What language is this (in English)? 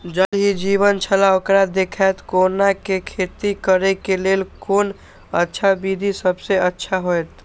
Maithili